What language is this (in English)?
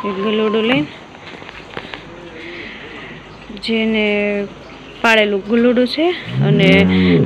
Romanian